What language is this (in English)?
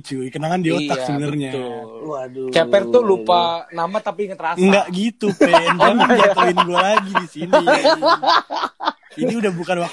Indonesian